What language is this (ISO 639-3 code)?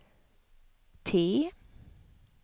swe